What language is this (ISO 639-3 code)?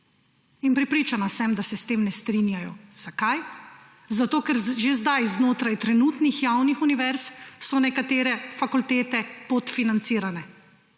slv